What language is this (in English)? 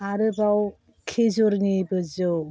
Bodo